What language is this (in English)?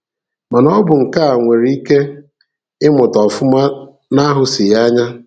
Igbo